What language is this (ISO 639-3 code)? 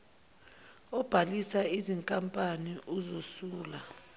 zul